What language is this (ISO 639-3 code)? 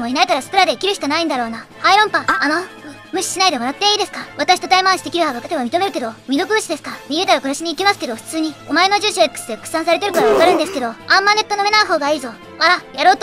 jpn